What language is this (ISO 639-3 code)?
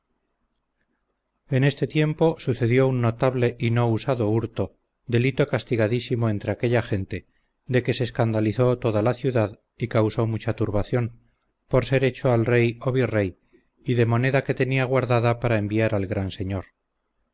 spa